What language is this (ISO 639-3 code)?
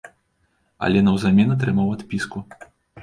bel